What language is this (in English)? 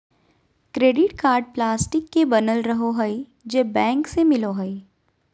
Magahi